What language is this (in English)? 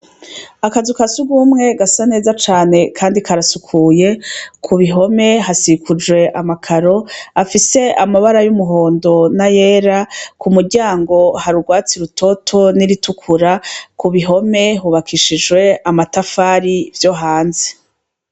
Rundi